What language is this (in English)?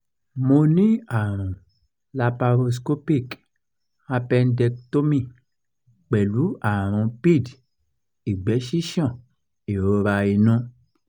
Yoruba